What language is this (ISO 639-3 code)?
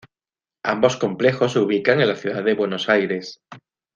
spa